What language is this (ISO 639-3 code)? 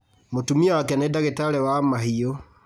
kik